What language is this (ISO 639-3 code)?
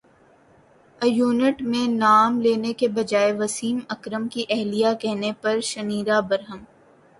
urd